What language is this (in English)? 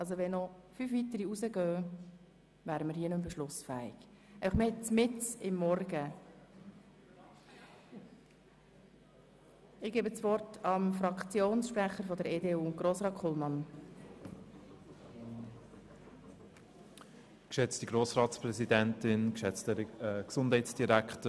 Swiss German